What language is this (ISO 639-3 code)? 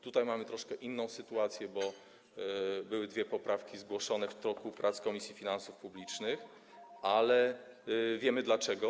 pol